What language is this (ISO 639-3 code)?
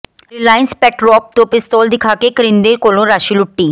pan